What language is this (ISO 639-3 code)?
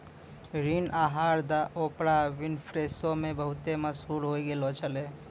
mai